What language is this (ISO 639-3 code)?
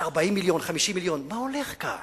heb